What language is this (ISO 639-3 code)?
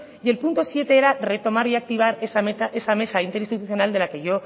spa